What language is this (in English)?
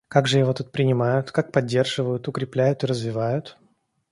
Russian